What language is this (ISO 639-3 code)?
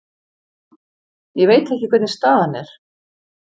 isl